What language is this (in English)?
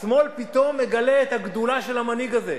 Hebrew